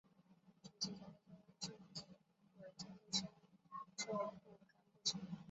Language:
Chinese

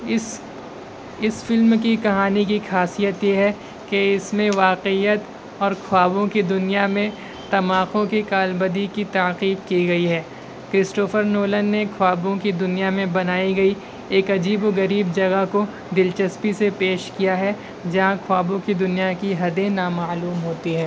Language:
Urdu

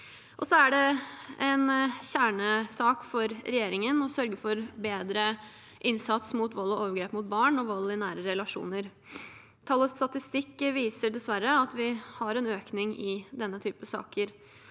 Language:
Norwegian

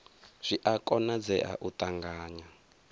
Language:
Venda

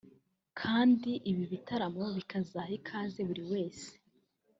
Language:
Kinyarwanda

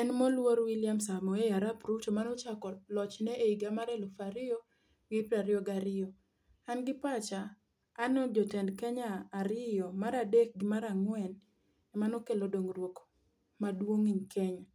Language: Luo (Kenya and Tanzania)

